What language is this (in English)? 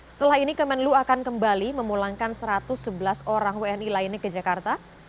Indonesian